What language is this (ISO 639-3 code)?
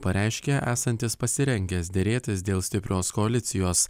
lit